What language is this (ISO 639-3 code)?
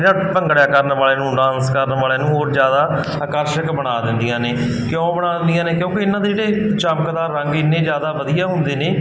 pan